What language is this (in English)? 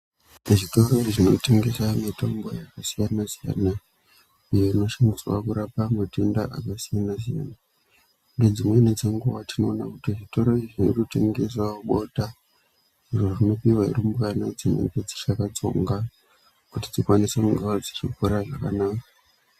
Ndau